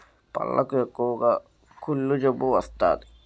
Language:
Telugu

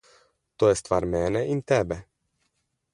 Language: Slovenian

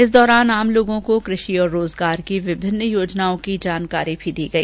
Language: Hindi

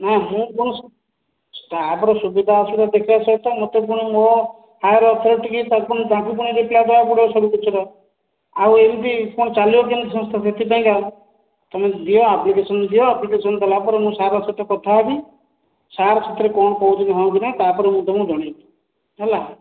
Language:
Odia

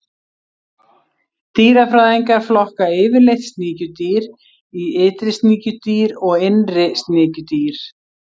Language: Icelandic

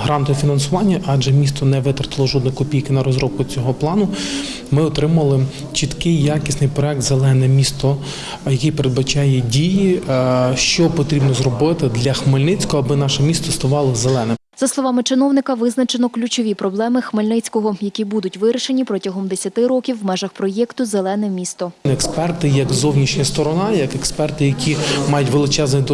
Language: Ukrainian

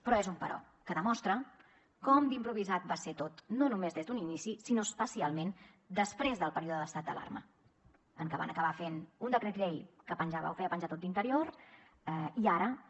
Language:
Catalan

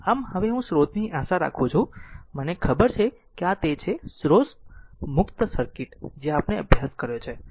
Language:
Gujarati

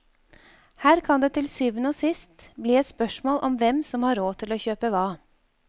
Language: Norwegian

